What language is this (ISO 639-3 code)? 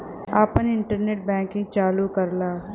bho